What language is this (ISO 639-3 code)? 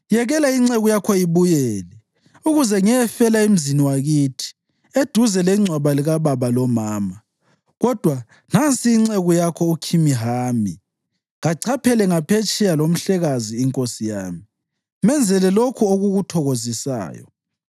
nde